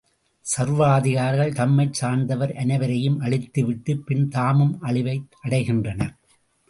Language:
Tamil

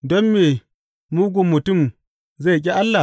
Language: Hausa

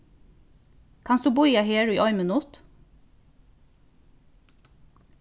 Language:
Faroese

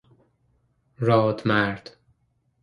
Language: Persian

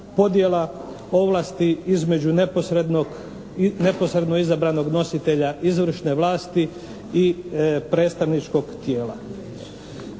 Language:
Croatian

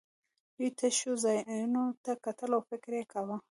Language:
Pashto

